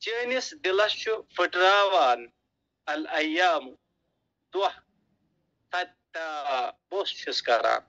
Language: Arabic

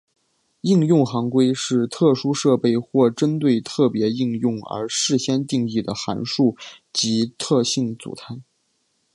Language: Chinese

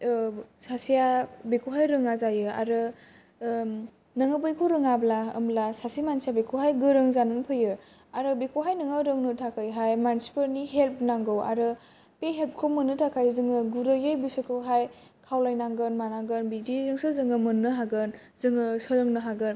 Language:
Bodo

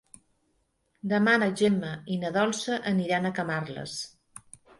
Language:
Catalan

